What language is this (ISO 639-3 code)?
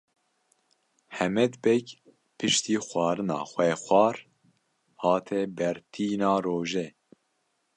kur